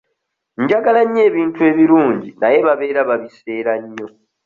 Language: Ganda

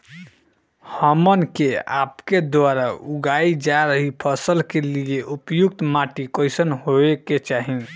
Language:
Bhojpuri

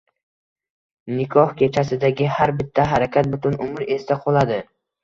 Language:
Uzbek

